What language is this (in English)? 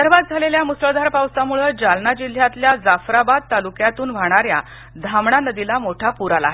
Marathi